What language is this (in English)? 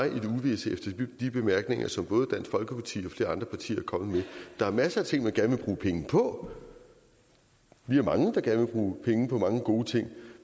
Danish